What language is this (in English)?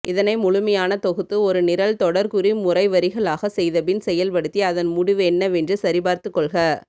Tamil